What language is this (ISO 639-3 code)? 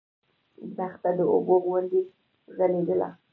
pus